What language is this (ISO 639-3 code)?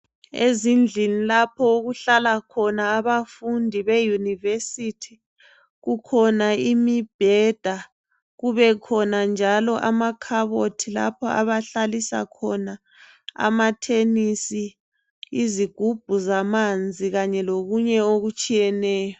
nde